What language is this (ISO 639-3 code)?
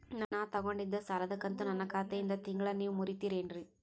kan